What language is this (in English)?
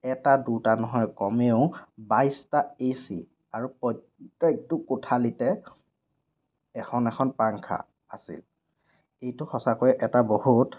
Assamese